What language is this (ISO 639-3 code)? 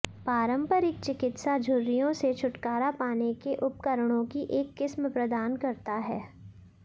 hin